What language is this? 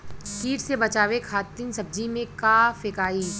Bhojpuri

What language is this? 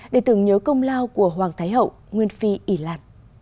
Vietnamese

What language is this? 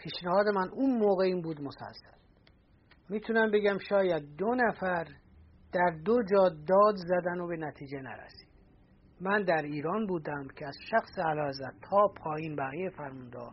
Persian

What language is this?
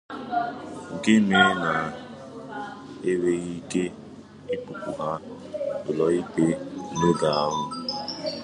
Igbo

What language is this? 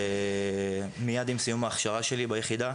Hebrew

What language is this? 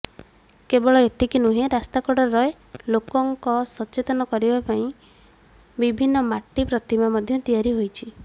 Odia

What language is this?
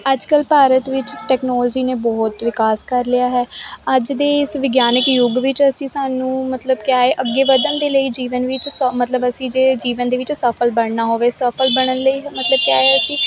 Punjabi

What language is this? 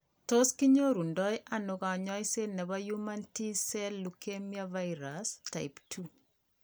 Kalenjin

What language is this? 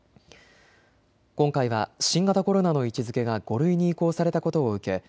Japanese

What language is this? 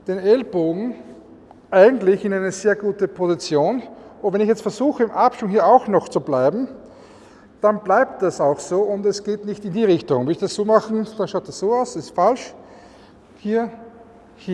German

